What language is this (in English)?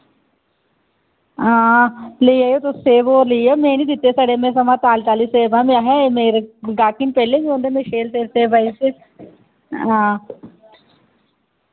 Dogri